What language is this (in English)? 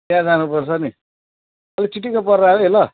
Nepali